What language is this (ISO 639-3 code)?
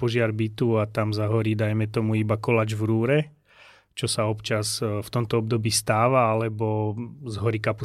slk